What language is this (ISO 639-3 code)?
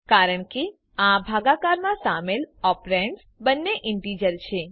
guj